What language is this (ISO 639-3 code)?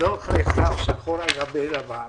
heb